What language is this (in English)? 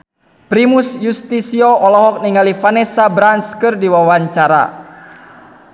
Sundanese